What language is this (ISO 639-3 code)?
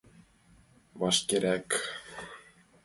chm